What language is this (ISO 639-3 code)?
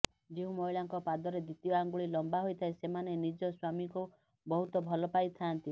ori